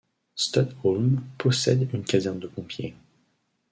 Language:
French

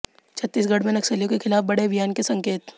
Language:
Hindi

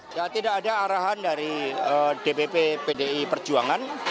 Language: Indonesian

